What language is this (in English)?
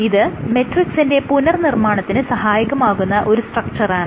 Malayalam